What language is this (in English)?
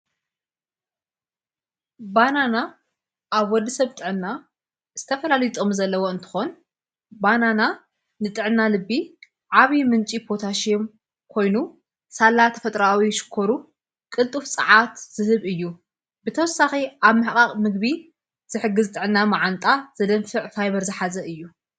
Tigrinya